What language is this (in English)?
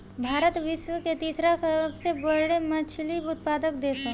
Bhojpuri